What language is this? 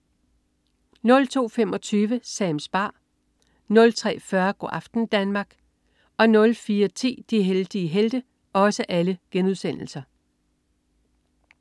Danish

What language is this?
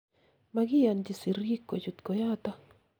Kalenjin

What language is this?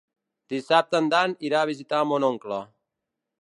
Catalan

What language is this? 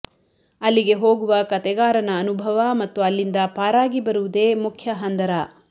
Kannada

